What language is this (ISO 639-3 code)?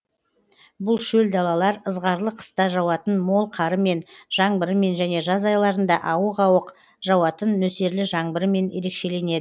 kaz